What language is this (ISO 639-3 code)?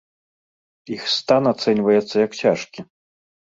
bel